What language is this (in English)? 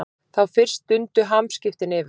Icelandic